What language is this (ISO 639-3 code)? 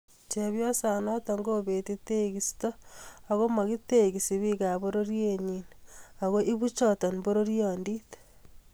kln